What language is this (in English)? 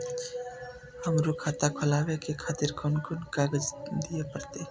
Maithili